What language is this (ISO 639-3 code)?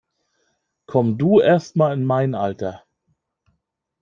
deu